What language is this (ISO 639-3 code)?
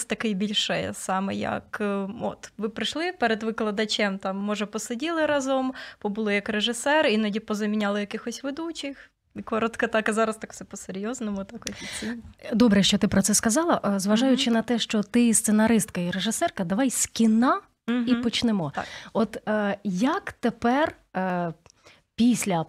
ukr